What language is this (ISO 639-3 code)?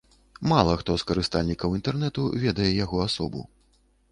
bel